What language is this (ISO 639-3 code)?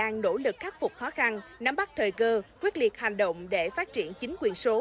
vie